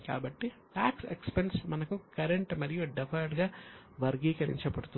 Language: Telugu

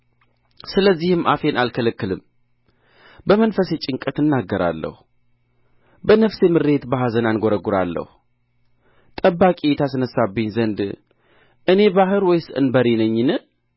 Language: Amharic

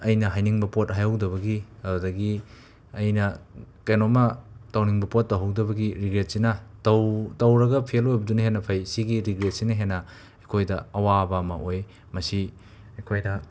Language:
Manipuri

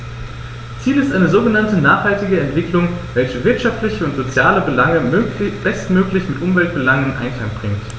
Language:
German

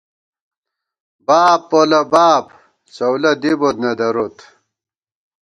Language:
Gawar-Bati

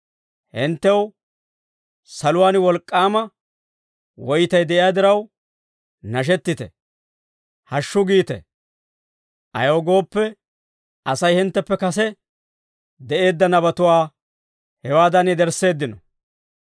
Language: Dawro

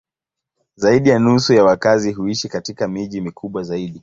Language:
Swahili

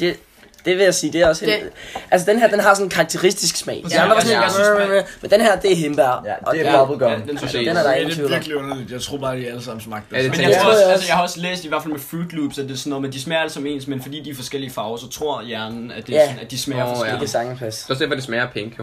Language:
Danish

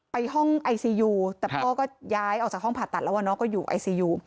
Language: Thai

